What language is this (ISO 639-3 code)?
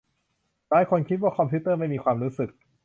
tha